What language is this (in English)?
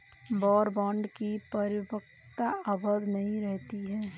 Hindi